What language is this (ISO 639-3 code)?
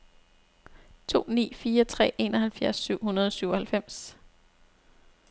dan